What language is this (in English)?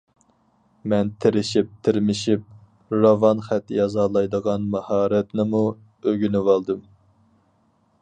Uyghur